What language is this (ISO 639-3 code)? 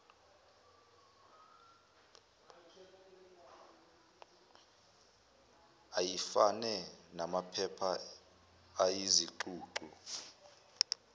zul